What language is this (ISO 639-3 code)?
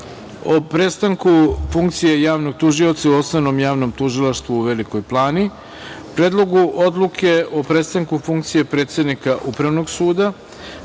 srp